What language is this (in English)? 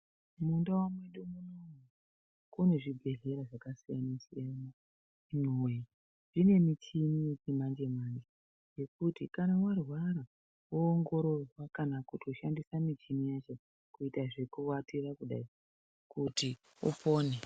Ndau